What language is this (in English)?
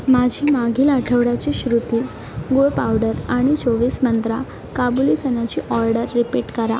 Marathi